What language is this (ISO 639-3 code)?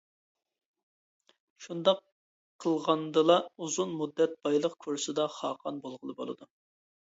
uig